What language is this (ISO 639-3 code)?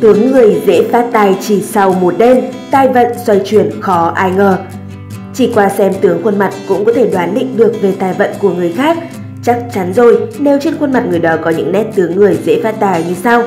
vie